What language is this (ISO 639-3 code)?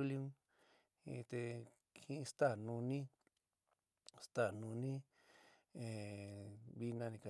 mig